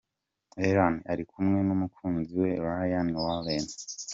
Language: Kinyarwanda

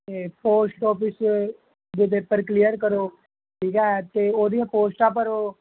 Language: Punjabi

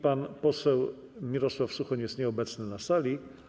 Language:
Polish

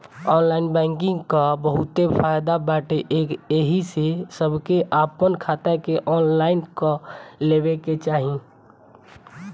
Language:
Bhojpuri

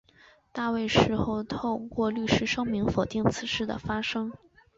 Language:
Chinese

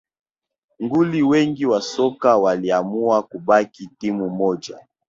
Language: Swahili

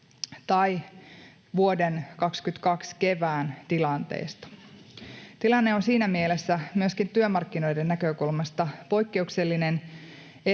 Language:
Finnish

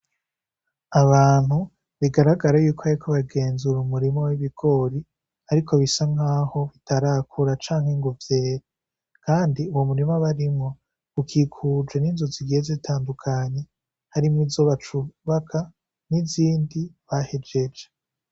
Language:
Rundi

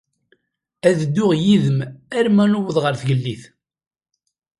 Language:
Kabyle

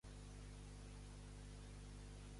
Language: Catalan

